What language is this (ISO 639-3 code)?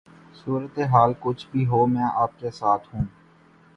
urd